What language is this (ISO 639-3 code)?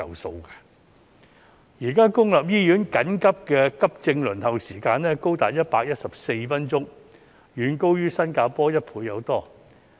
yue